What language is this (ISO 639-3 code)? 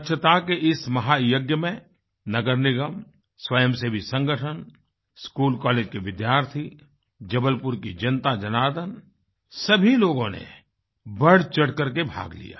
hin